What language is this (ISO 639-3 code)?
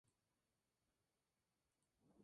spa